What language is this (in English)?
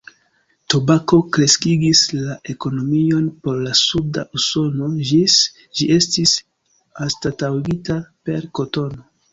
Esperanto